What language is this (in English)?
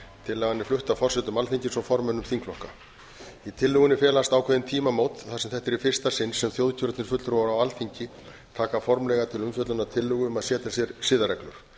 Icelandic